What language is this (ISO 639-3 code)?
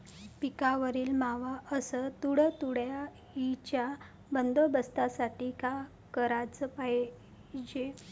mar